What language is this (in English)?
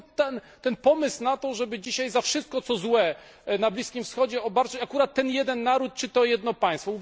Polish